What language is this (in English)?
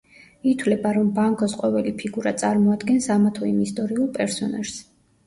Georgian